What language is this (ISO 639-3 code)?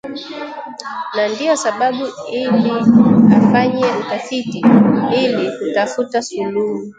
swa